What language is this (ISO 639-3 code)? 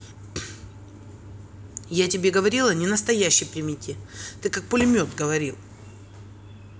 rus